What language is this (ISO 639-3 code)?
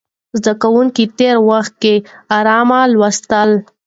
pus